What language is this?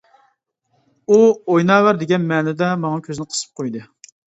Uyghur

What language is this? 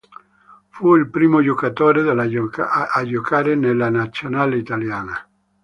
Italian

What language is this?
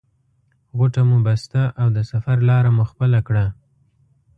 Pashto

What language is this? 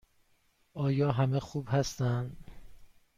Persian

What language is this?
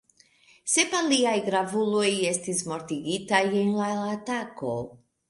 Esperanto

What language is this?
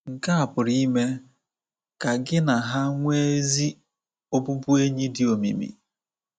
Igbo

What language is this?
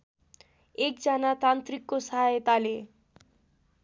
Nepali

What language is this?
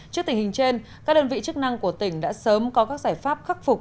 Vietnamese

